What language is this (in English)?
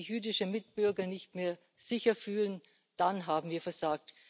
German